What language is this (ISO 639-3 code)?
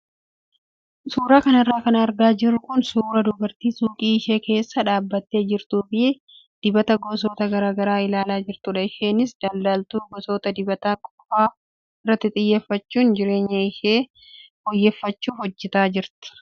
orm